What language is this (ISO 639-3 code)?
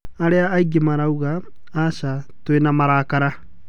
kik